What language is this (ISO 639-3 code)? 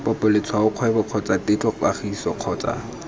tsn